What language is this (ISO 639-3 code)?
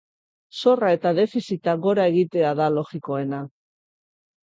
eus